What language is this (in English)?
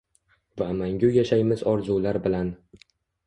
Uzbek